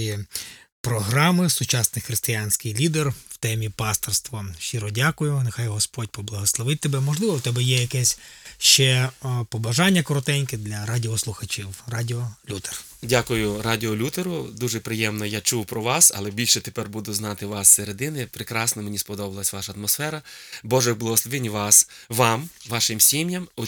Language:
Ukrainian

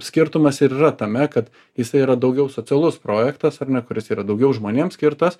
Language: Lithuanian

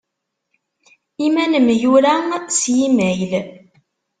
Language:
Kabyle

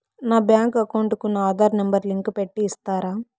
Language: Telugu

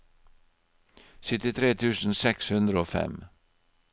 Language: Norwegian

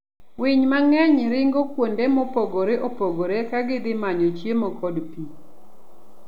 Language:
Luo (Kenya and Tanzania)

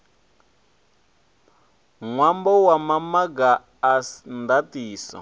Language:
Venda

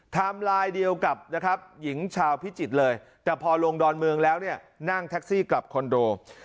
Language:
Thai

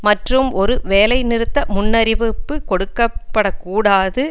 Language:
Tamil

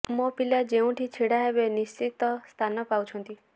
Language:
Odia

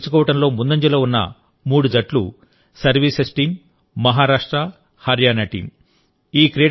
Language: Telugu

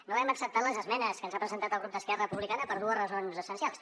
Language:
Catalan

